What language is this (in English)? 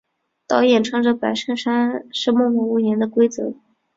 Chinese